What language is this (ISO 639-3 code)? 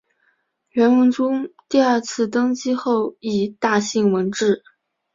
zho